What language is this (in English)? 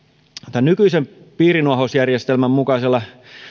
Finnish